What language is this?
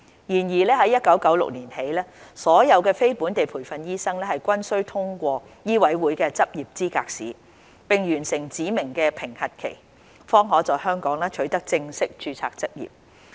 Cantonese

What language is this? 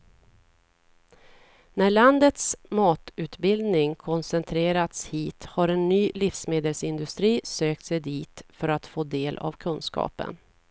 Swedish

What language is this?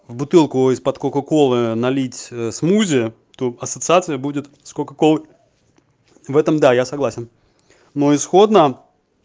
Russian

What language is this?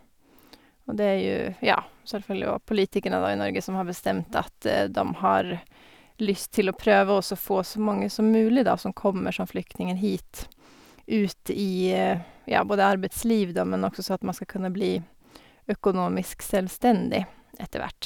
Norwegian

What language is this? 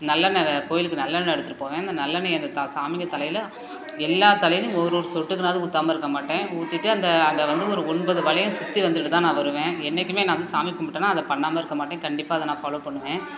Tamil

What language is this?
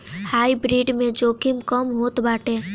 Bhojpuri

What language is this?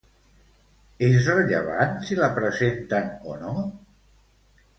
Catalan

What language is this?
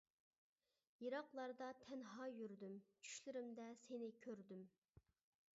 Uyghur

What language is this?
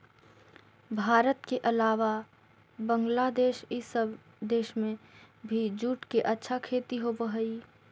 Magahi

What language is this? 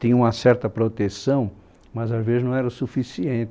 Portuguese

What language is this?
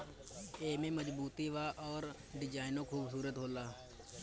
Bhojpuri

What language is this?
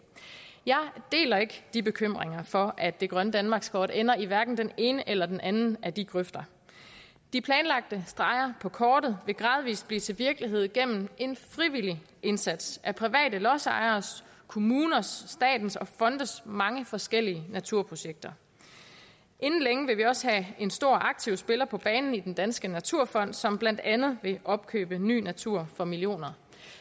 Danish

